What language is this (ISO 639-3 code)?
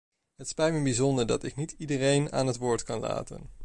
nld